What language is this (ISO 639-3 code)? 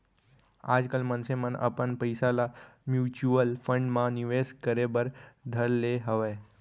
hne